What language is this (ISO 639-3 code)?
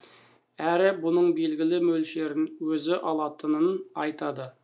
kaz